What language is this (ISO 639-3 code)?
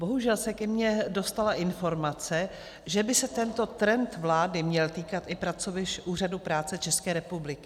ces